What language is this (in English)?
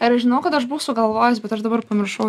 Lithuanian